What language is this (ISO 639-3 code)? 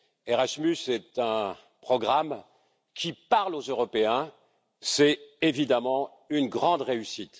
fra